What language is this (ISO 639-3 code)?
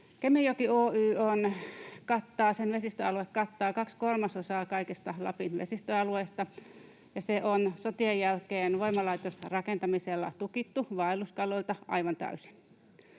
fin